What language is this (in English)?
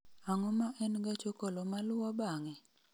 Luo (Kenya and Tanzania)